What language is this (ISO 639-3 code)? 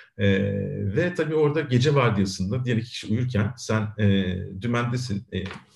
tur